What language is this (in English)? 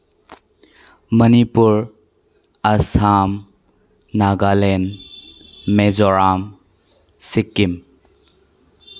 Manipuri